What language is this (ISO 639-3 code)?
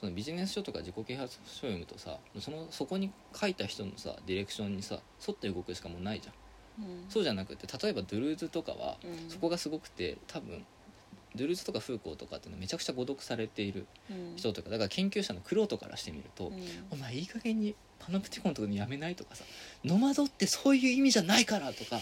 jpn